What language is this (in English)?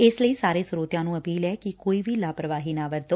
Punjabi